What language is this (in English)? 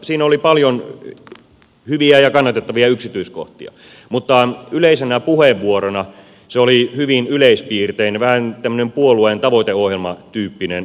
Finnish